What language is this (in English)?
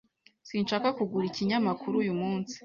Kinyarwanda